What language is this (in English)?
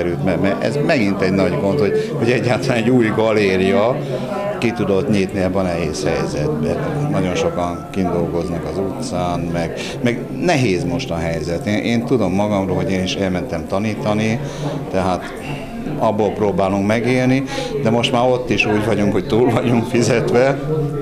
Hungarian